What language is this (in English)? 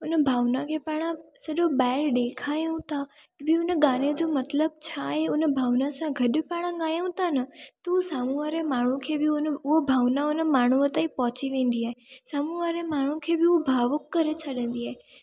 Sindhi